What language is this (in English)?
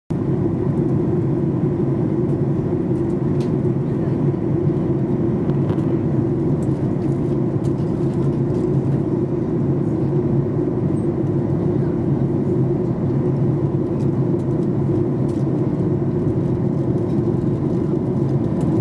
Japanese